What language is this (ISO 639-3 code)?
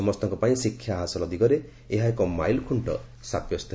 ori